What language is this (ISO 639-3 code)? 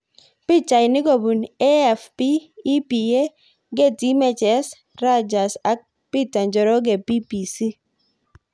kln